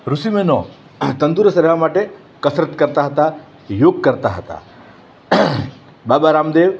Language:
Gujarati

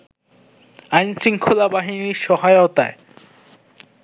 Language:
Bangla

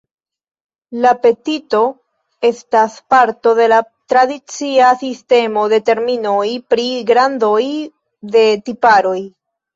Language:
Esperanto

